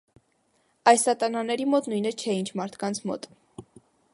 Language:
Armenian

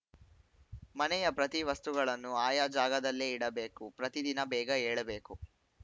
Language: Kannada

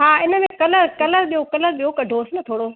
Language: Sindhi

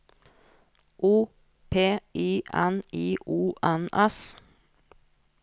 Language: Norwegian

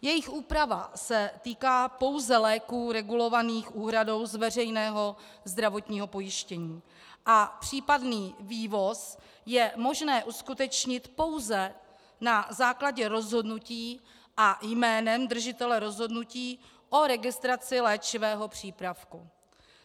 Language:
Czech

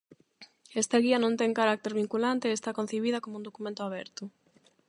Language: Galician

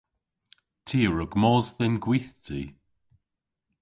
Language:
Cornish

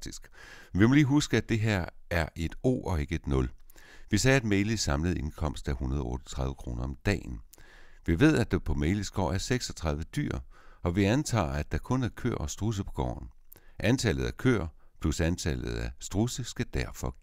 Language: Danish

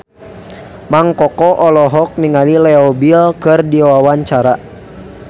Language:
Sundanese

